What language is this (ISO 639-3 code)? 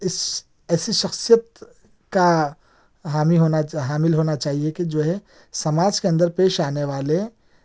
urd